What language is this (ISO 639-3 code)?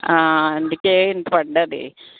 tel